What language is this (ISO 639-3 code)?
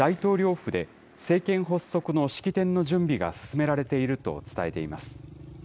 jpn